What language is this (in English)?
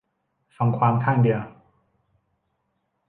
Thai